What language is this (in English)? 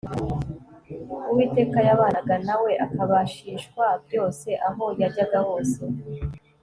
Kinyarwanda